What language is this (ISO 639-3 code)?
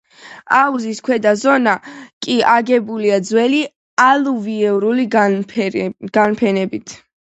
kat